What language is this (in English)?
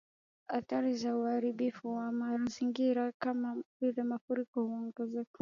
Swahili